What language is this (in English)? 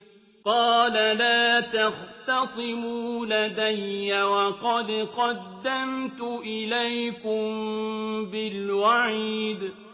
Arabic